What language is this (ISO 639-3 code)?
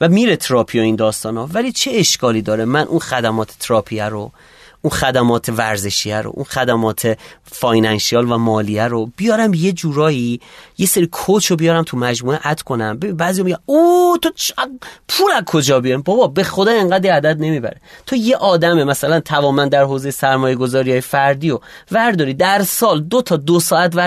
fas